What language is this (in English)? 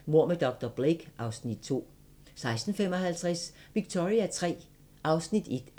Danish